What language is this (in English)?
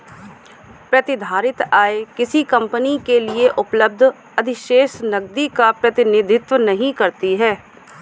Hindi